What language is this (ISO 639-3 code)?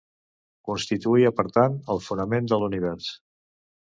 cat